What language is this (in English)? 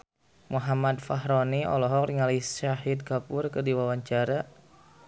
Sundanese